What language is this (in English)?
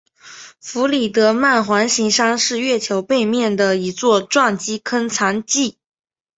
Chinese